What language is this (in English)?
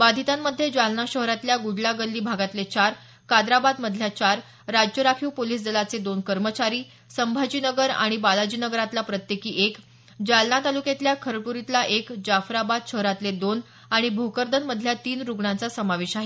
Marathi